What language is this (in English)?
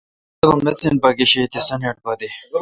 Kalkoti